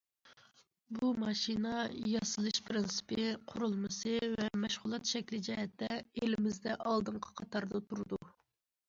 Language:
Uyghur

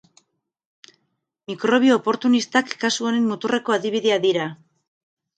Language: Basque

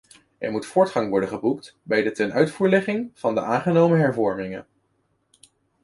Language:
Dutch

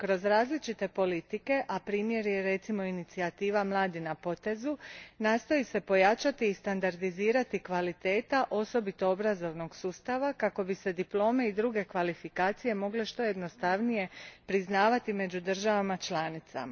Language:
Croatian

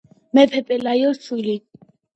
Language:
Georgian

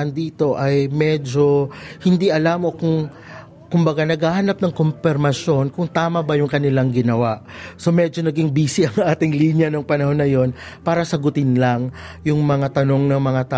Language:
Filipino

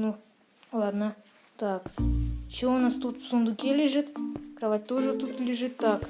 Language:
Russian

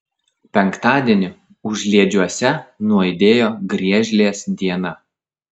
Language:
Lithuanian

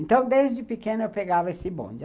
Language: Portuguese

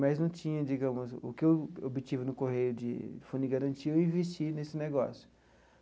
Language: Portuguese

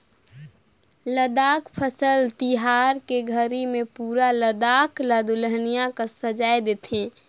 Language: Chhattisgarhi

